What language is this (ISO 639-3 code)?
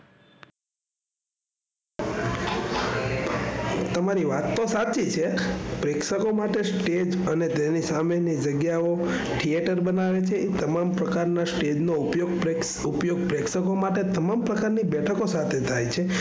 guj